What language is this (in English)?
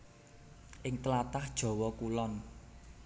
Javanese